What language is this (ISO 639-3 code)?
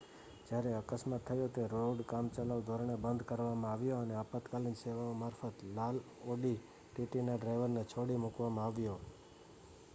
guj